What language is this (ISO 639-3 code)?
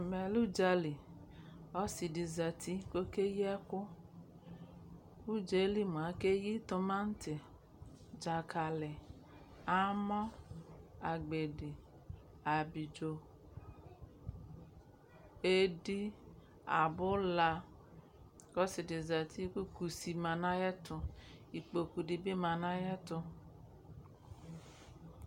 kpo